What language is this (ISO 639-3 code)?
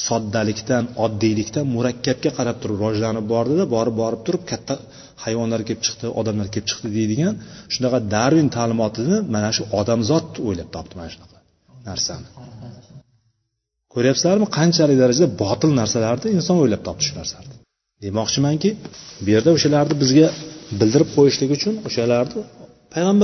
bul